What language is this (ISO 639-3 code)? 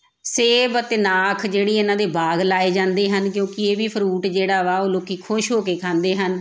pan